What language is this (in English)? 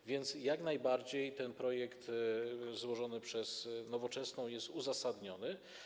Polish